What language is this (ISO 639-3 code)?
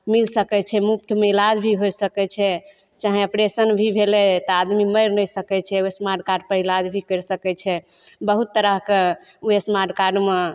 mai